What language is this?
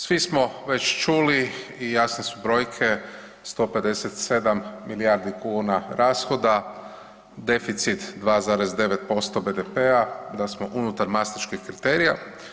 Croatian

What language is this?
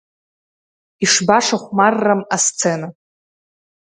Abkhazian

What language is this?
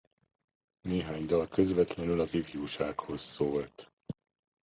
Hungarian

